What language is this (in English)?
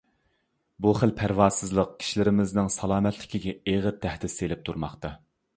Uyghur